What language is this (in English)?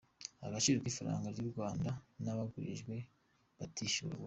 Kinyarwanda